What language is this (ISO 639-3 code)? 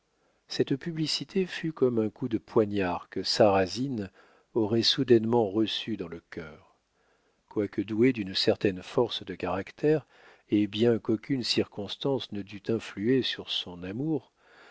fra